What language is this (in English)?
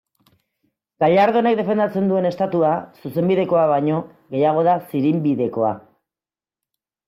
Basque